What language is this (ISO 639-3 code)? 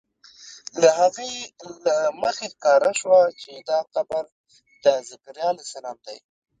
pus